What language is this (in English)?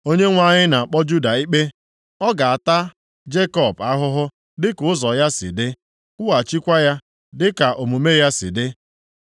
Igbo